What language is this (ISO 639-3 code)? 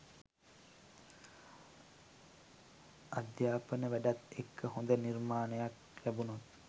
sin